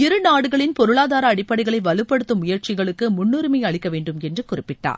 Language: Tamil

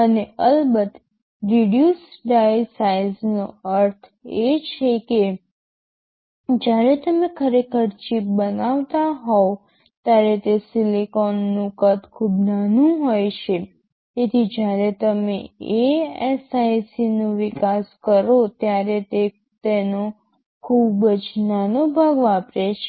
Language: Gujarati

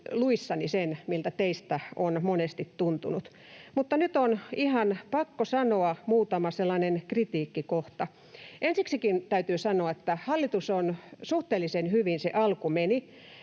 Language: Finnish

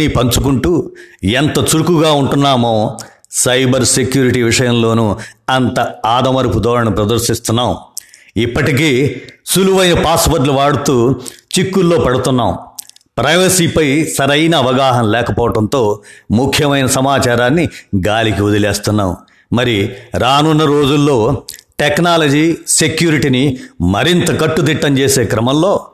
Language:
Telugu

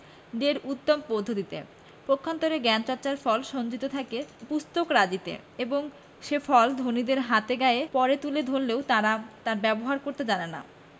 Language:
Bangla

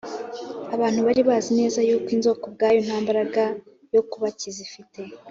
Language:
Kinyarwanda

